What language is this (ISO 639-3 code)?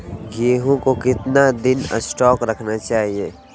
mag